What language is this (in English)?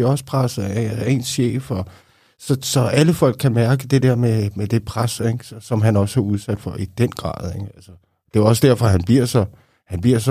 Danish